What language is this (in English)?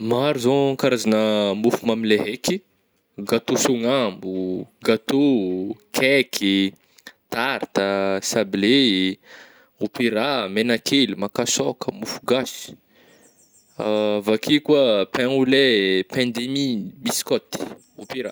Northern Betsimisaraka Malagasy